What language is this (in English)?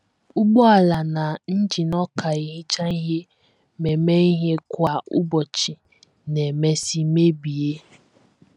Igbo